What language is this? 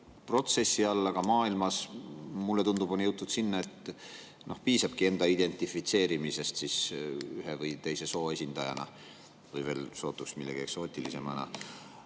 Estonian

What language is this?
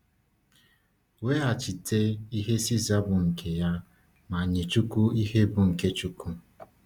Igbo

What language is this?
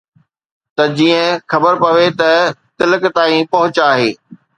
Sindhi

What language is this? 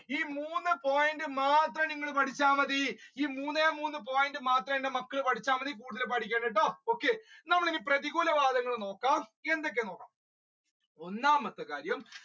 Malayalam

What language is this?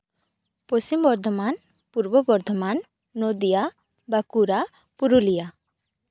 Santali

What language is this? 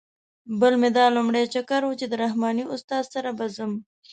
Pashto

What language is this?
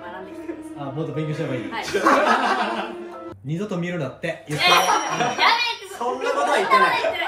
Japanese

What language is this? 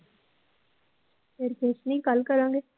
Punjabi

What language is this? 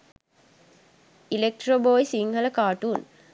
Sinhala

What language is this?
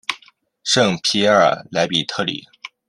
Chinese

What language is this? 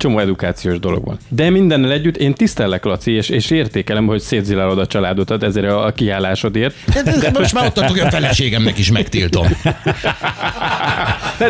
Hungarian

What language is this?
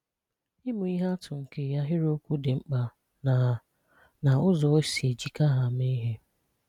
Igbo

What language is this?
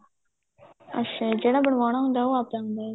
Punjabi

